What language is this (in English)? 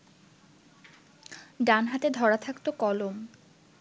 Bangla